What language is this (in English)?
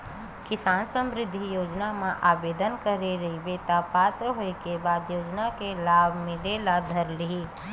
Chhattisgarhi